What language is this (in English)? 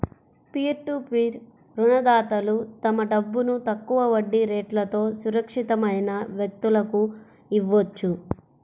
Telugu